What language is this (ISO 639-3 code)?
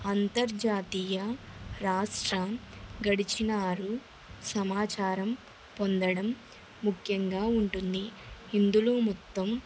tel